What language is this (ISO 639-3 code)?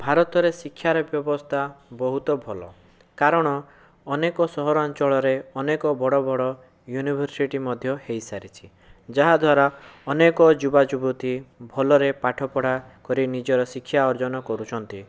ori